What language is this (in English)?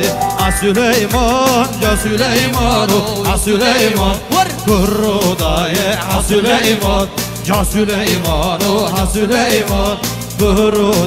Arabic